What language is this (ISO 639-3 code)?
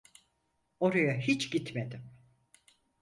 tur